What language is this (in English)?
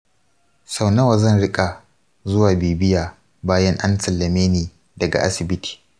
Hausa